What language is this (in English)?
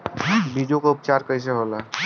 Bhojpuri